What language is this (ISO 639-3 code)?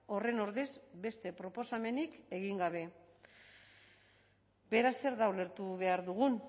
eus